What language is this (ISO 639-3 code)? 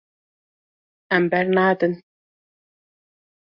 kur